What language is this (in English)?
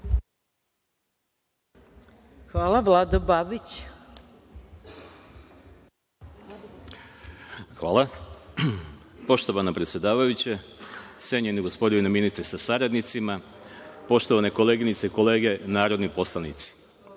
Serbian